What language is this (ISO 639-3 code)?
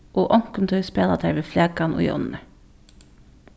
fao